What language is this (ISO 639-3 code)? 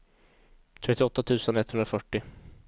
swe